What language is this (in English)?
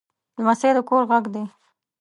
Pashto